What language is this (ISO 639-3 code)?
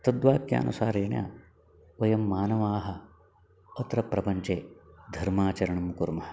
san